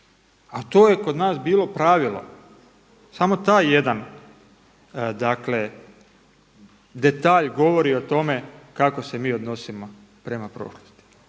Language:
Croatian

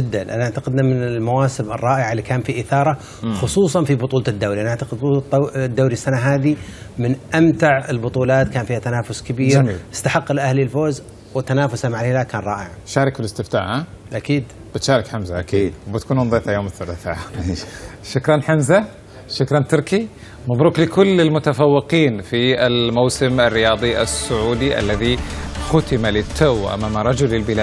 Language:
Arabic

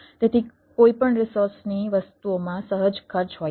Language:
Gujarati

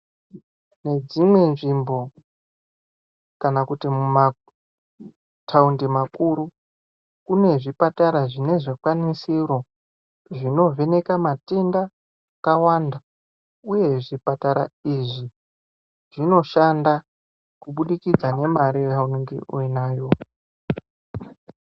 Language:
Ndau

